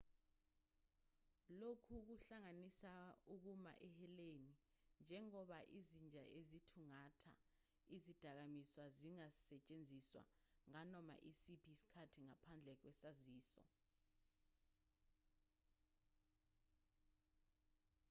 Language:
Zulu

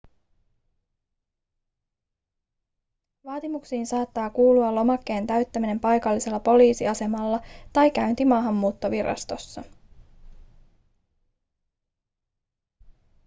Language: Finnish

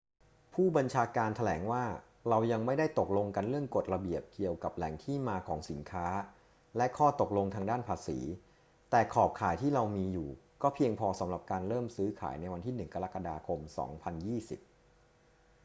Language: Thai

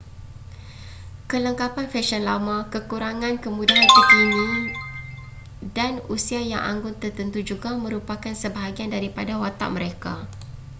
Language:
Malay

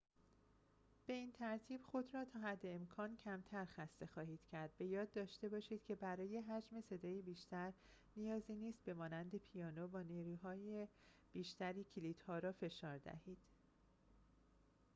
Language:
Persian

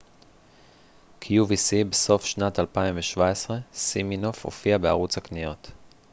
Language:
Hebrew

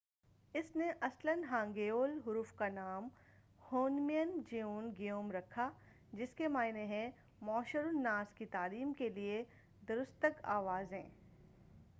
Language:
Urdu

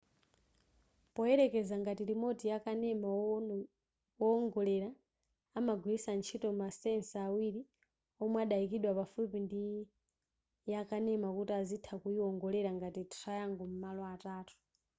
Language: Nyanja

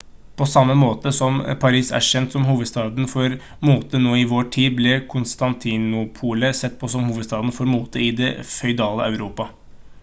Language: Norwegian Bokmål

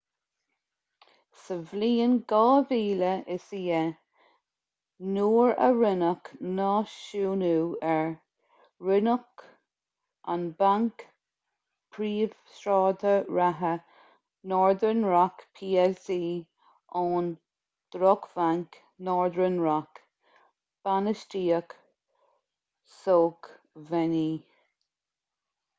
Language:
Irish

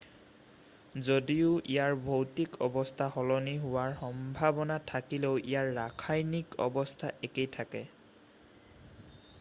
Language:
Assamese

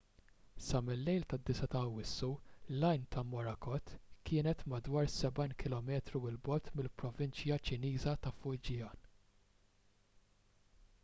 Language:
Maltese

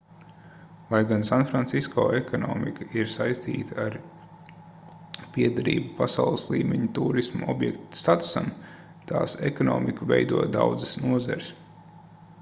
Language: Latvian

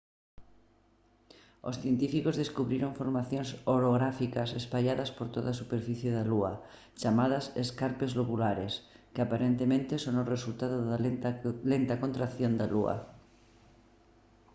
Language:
Galician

